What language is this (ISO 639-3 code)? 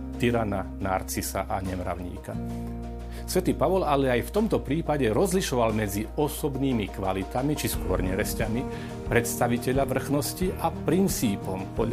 slk